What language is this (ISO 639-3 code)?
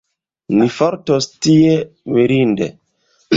epo